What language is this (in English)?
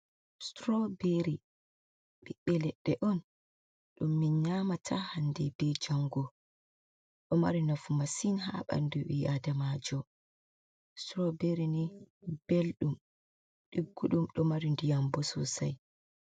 Fula